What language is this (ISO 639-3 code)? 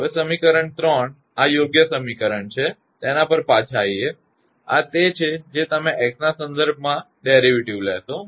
guj